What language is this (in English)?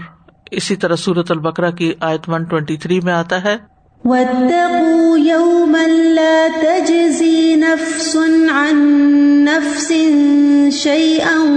Urdu